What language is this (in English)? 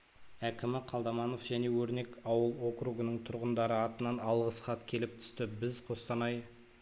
Kazakh